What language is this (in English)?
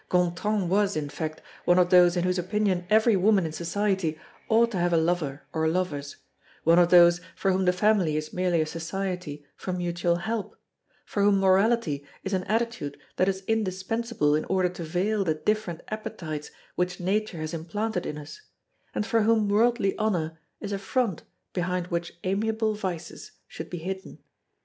English